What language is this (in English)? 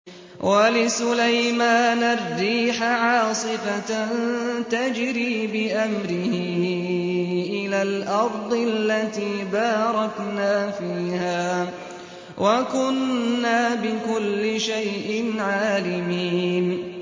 Arabic